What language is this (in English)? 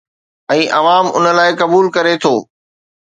Sindhi